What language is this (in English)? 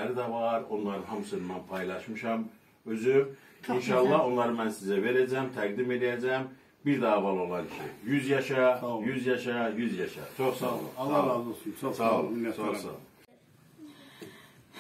Turkish